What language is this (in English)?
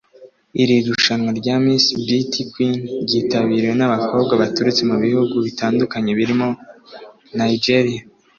Kinyarwanda